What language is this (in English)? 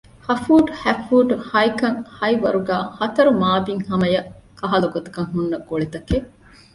Divehi